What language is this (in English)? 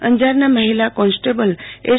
Gujarati